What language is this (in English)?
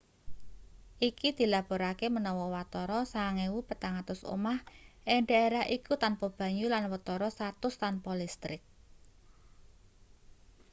Javanese